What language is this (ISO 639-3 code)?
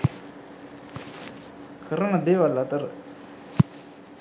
sin